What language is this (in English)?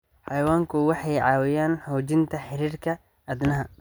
Somali